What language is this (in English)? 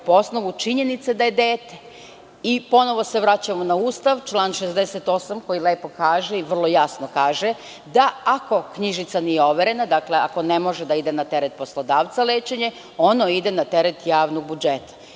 Serbian